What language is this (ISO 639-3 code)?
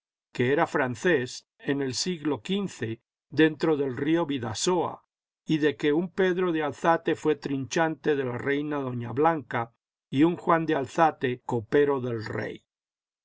spa